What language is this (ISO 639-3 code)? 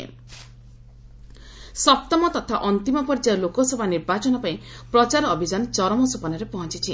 ori